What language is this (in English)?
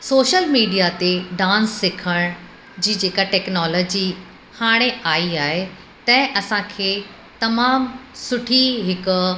Sindhi